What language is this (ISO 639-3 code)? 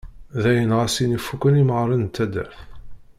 kab